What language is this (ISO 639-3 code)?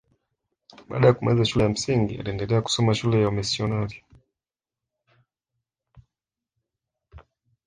swa